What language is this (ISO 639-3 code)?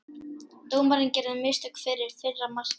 isl